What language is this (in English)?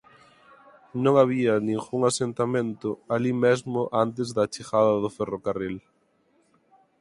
Galician